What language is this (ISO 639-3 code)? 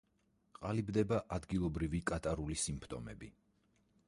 kat